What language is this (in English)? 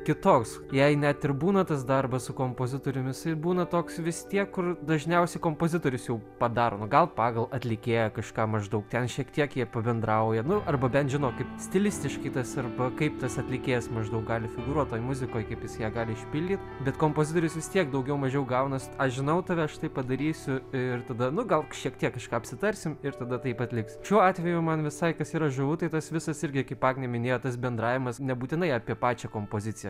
Lithuanian